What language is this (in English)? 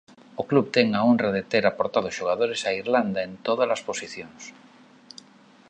Galician